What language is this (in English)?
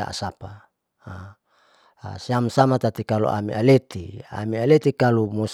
Saleman